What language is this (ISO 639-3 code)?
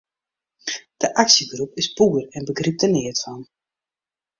fry